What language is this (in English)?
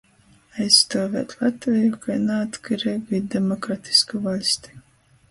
Latgalian